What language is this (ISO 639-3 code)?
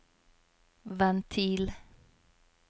nor